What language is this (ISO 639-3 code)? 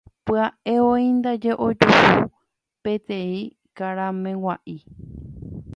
grn